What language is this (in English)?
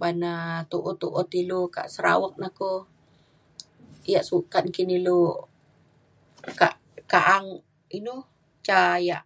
Mainstream Kenyah